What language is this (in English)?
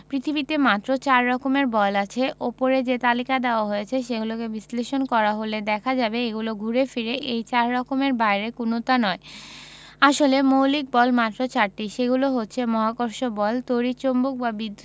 Bangla